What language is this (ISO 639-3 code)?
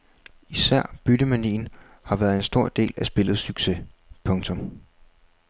dan